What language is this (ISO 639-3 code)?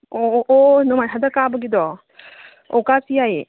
mni